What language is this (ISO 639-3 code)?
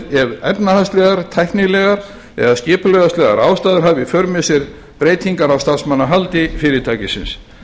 isl